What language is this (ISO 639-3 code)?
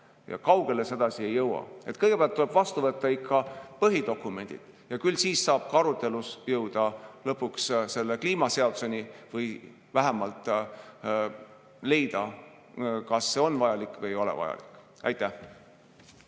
est